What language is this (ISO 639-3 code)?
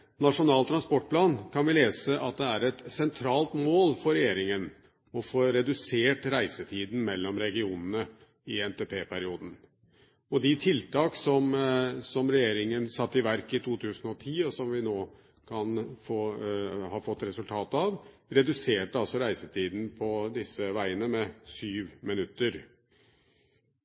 nob